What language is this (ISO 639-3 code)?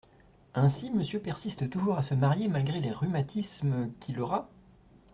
fra